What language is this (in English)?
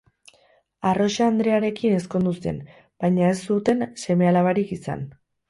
Basque